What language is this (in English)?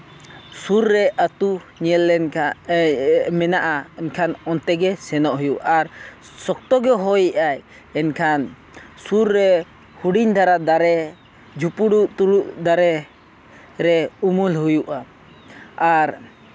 Santali